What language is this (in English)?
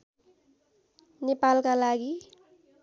Nepali